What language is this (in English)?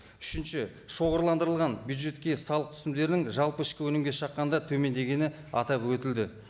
Kazakh